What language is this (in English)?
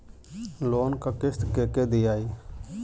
Bhojpuri